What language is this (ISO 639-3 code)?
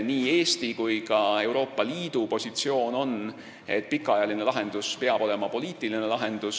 est